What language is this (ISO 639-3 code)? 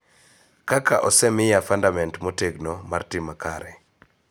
luo